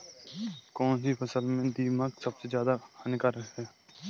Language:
Hindi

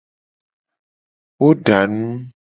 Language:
Gen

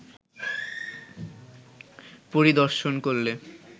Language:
Bangla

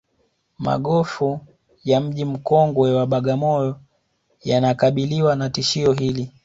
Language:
Swahili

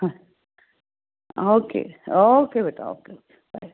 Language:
Punjabi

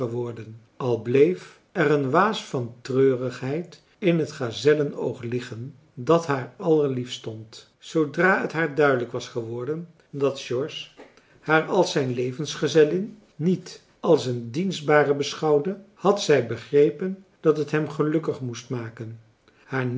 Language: Dutch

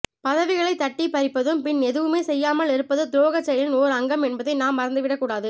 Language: Tamil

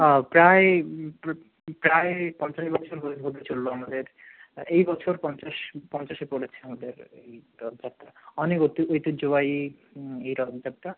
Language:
Bangla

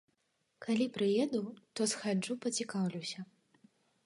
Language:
Belarusian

